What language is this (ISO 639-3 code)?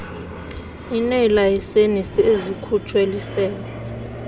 xho